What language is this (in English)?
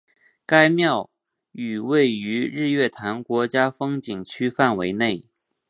Chinese